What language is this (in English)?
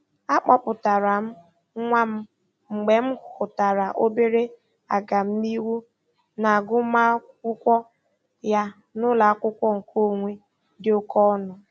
Igbo